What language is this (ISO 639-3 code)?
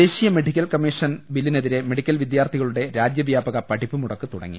mal